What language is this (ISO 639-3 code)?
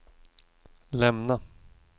swe